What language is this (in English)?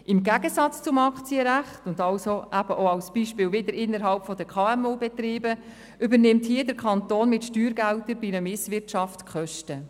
Swiss German